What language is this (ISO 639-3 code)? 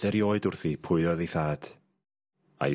cym